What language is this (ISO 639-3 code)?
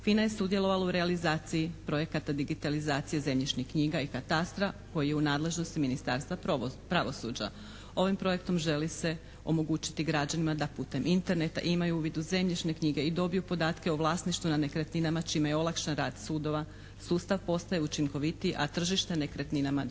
hrv